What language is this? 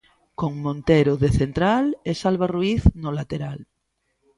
Galician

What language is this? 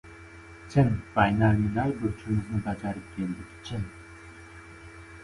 Uzbek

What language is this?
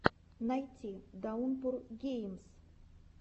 Russian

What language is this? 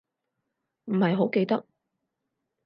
Cantonese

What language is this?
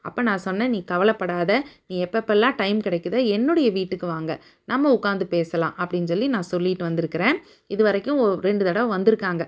Tamil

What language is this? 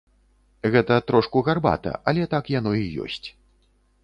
Belarusian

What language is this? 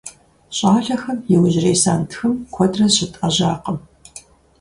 Kabardian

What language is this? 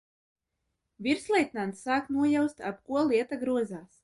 Latvian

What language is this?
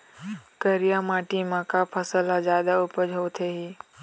Chhattisgarhi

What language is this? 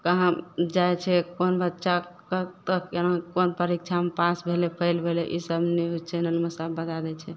Maithili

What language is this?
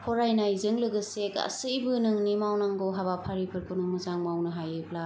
Bodo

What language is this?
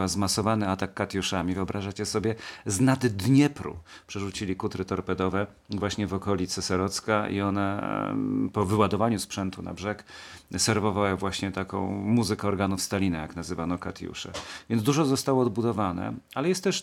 Polish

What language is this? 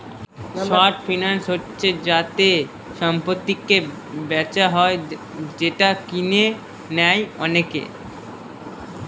Bangla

